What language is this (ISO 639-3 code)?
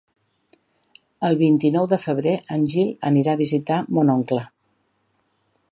cat